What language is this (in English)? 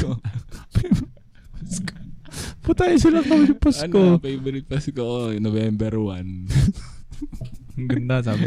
Filipino